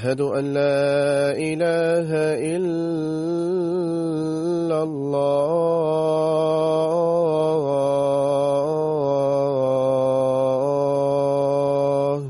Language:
Swahili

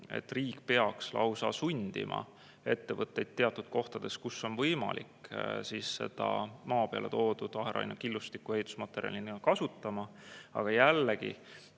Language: Estonian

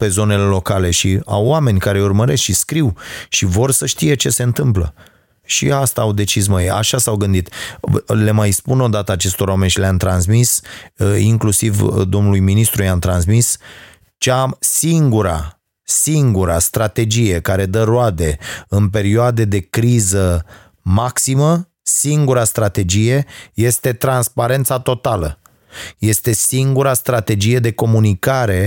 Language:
Romanian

